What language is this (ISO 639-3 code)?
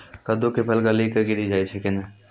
mai